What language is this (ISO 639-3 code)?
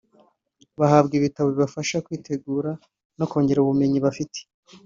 kin